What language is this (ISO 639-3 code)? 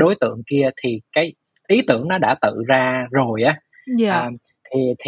vie